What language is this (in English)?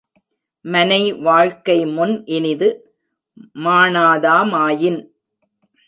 Tamil